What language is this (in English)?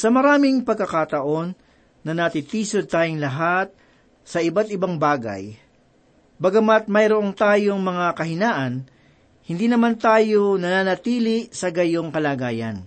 Filipino